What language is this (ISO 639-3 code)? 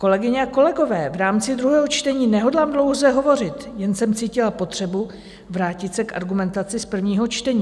ces